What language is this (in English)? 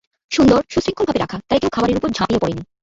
Bangla